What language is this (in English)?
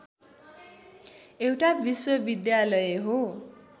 Nepali